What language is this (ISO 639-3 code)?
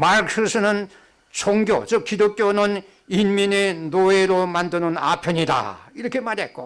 kor